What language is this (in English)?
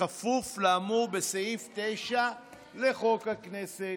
Hebrew